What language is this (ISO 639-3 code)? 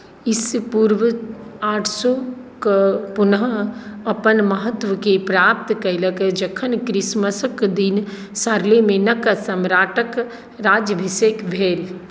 mai